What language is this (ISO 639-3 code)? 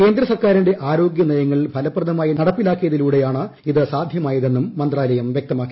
mal